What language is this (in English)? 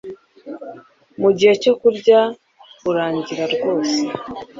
Kinyarwanda